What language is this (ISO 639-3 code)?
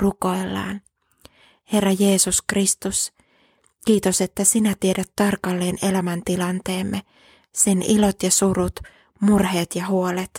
fin